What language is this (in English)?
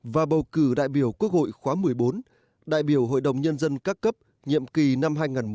Vietnamese